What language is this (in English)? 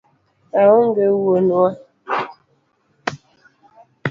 Luo (Kenya and Tanzania)